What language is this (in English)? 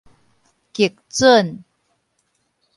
Min Nan Chinese